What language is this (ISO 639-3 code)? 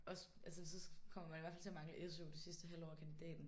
dan